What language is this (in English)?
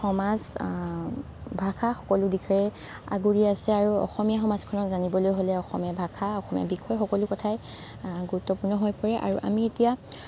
Assamese